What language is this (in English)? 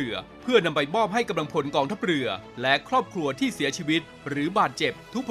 Thai